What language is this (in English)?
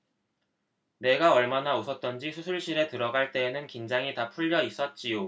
Korean